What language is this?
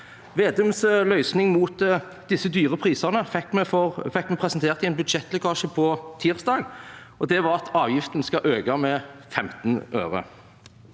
Norwegian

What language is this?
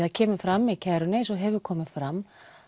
Icelandic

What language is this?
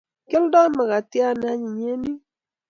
Kalenjin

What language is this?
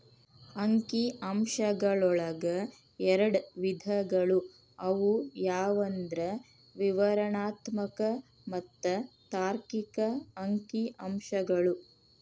Kannada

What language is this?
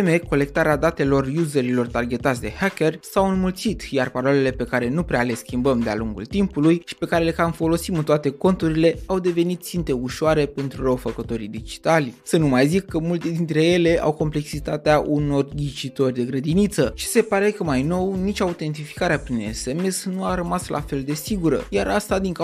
Romanian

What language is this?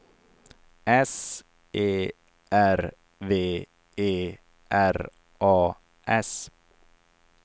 Swedish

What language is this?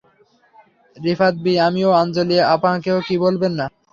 Bangla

